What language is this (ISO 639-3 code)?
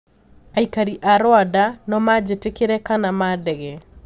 kik